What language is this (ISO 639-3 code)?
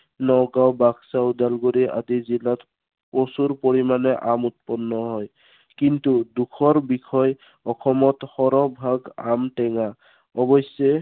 asm